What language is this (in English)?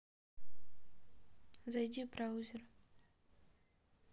Russian